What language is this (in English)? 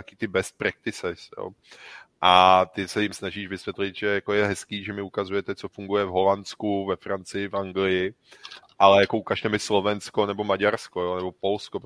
Czech